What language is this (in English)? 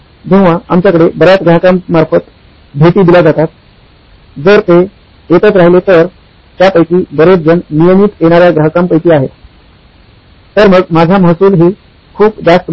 Marathi